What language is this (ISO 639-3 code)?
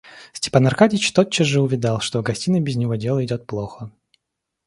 rus